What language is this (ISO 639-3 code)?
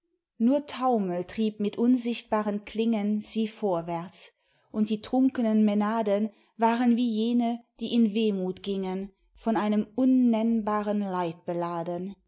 deu